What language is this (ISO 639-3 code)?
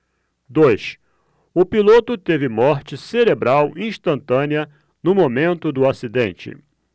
por